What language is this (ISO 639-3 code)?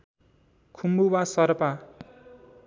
nep